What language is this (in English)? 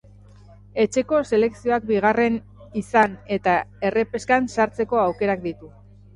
Basque